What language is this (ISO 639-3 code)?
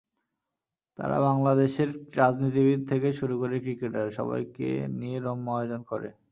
ben